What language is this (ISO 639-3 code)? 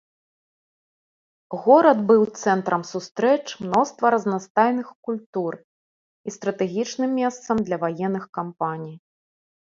bel